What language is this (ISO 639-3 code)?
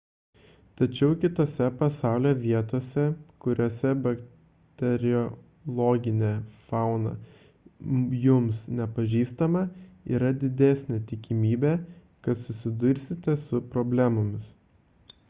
lit